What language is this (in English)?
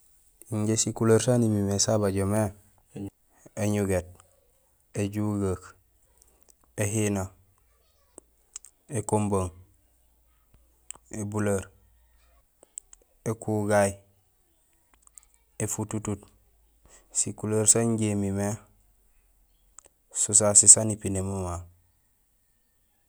Gusilay